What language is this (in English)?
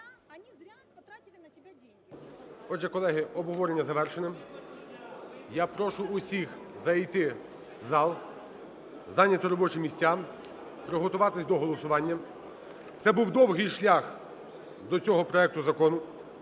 Ukrainian